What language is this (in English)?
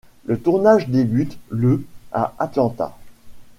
French